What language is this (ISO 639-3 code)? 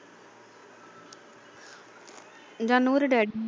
pan